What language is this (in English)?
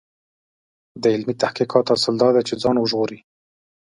Pashto